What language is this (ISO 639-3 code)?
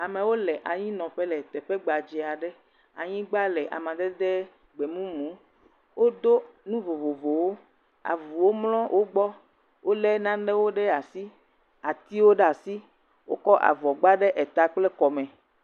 ewe